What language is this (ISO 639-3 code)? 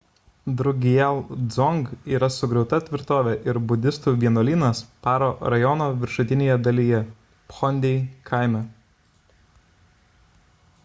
lit